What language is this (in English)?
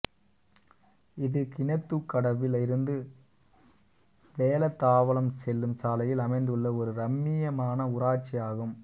Tamil